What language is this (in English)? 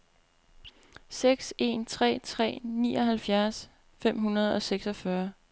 Danish